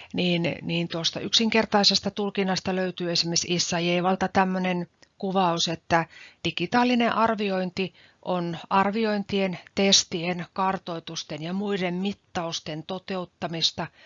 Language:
Finnish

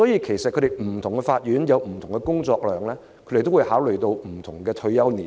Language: Cantonese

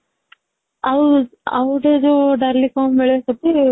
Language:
Odia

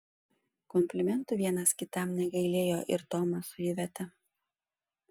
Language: Lithuanian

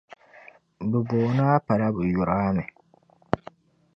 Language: Dagbani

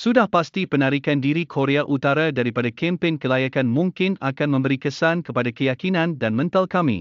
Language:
Malay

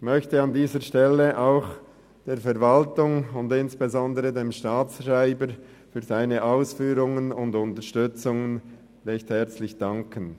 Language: Swiss German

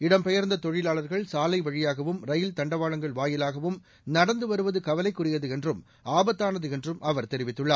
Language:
Tamil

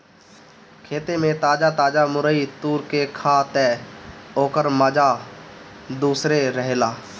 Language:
Bhojpuri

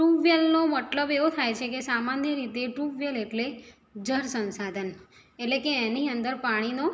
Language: Gujarati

